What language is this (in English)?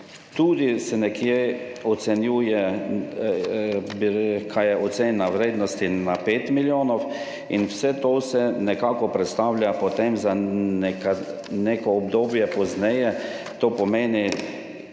Slovenian